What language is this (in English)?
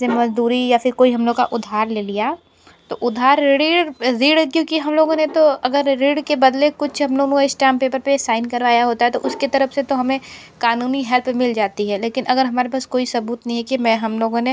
Hindi